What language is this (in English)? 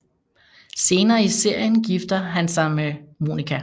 Danish